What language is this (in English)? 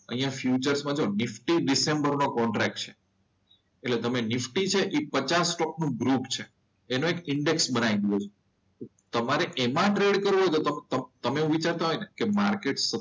Gujarati